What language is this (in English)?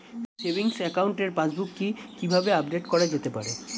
Bangla